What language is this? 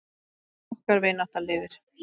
Icelandic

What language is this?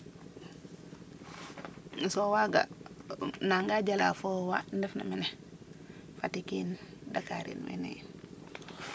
Serer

